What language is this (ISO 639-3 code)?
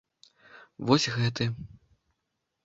bel